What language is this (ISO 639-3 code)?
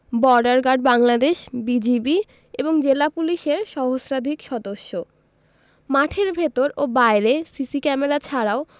ben